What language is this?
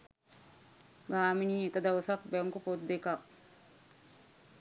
Sinhala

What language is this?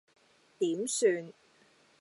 Cantonese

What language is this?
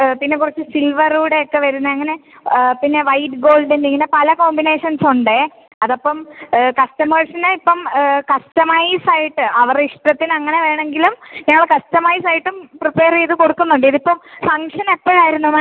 Malayalam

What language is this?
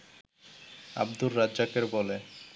Bangla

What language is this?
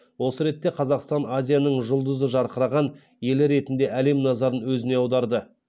Kazakh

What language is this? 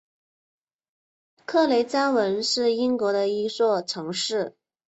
Chinese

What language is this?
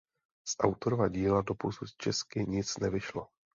Czech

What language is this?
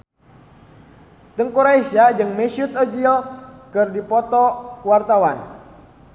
Sundanese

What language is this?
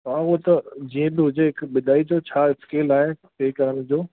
Sindhi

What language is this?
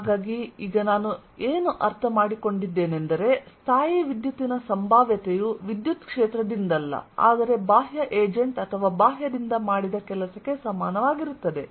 Kannada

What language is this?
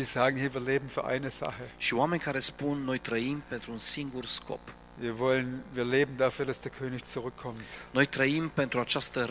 Romanian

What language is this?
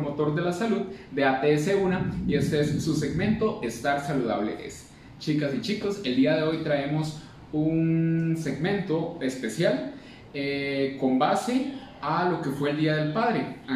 Spanish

